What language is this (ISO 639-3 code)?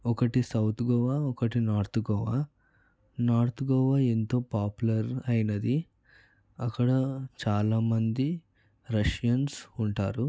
tel